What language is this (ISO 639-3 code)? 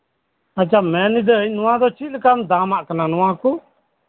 sat